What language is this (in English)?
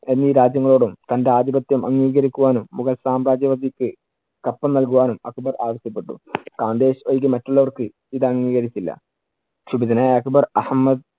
Malayalam